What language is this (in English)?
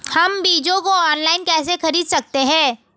Hindi